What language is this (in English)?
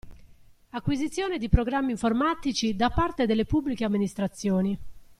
Italian